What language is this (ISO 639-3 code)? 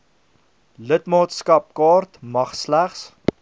afr